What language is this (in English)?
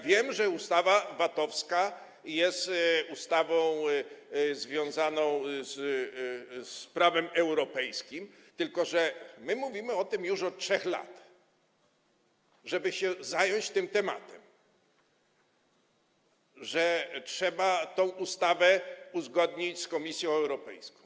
Polish